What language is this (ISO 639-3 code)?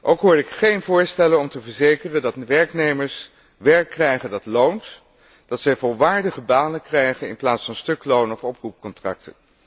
nld